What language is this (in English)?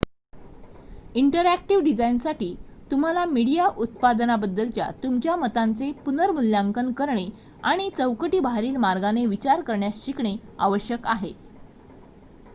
Marathi